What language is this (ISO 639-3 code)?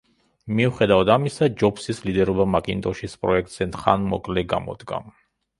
kat